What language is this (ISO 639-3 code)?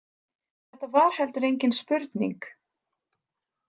isl